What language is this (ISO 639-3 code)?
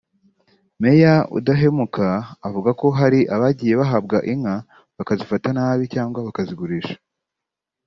kin